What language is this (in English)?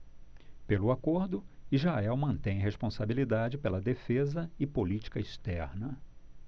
Portuguese